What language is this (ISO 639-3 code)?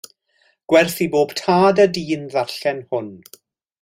cym